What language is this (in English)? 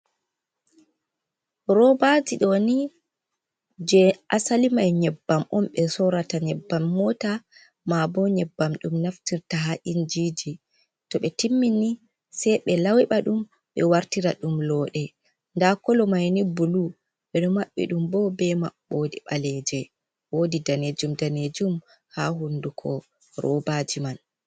Fula